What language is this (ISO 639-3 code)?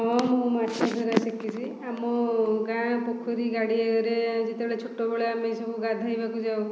ori